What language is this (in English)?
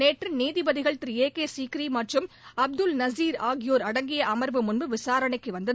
Tamil